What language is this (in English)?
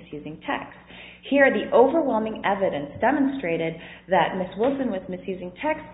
English